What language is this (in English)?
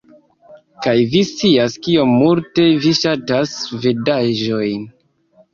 Esperanto